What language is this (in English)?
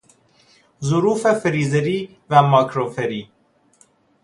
Persian